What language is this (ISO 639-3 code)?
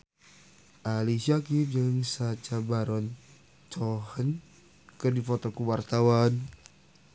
sun